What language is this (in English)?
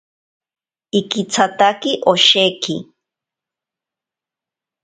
Ashéninka Perené